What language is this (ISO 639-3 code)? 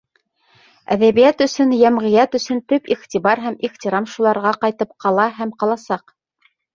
bak